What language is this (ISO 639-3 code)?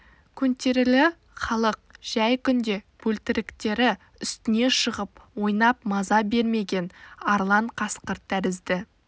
kaz